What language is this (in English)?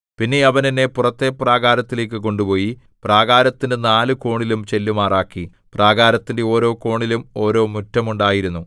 Malayalam